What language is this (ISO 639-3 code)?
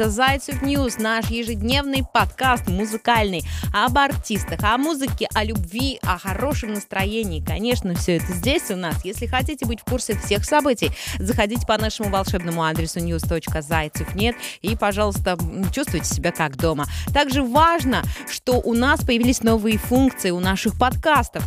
rus